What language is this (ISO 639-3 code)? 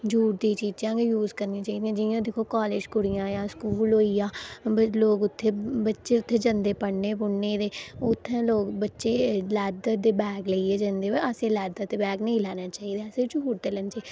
doi